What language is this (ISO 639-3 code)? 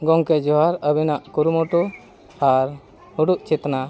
sat